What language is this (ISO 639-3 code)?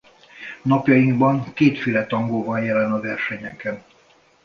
hun